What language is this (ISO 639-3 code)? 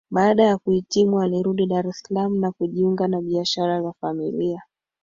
swa